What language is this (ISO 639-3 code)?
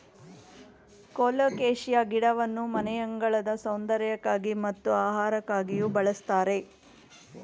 kan